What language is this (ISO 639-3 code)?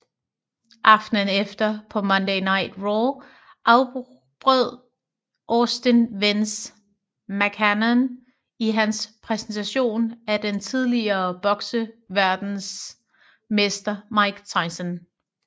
dan